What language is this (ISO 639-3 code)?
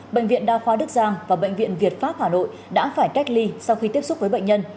vie